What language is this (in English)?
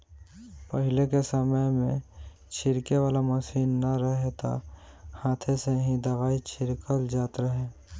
Bhojpuri